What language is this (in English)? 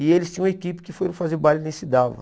Portuguese